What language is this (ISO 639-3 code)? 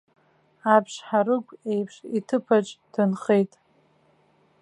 abk